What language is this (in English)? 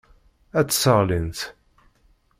Kabyle